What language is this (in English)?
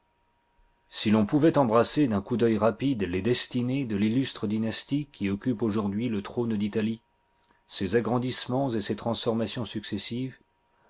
French